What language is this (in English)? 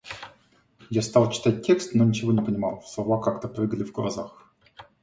Russian